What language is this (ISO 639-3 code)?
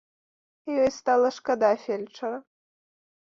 bel